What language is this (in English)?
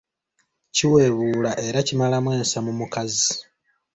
Ganda